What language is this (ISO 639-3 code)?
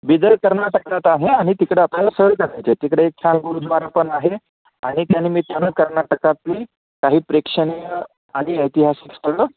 mar